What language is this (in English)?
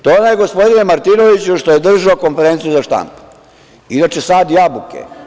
Serbian